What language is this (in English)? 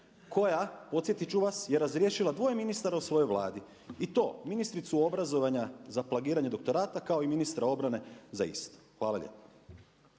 Croatian